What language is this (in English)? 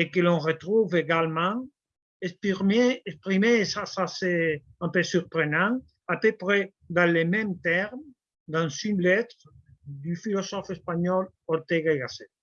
French